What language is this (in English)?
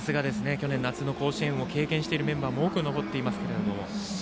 Japanese